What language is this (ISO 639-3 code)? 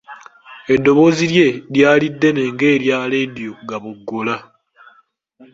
lug